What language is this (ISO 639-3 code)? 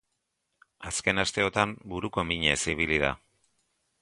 eus